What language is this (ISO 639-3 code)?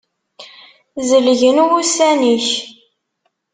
kab